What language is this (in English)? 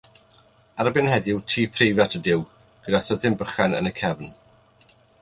Welsh